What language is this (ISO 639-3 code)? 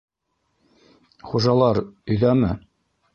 bak